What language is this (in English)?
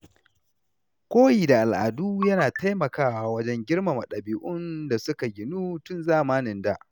Hausa